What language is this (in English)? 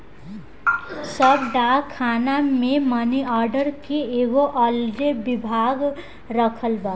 Bhojpuri